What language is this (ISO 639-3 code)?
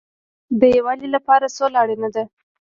pus